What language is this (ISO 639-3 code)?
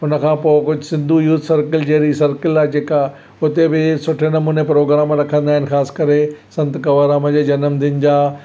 snd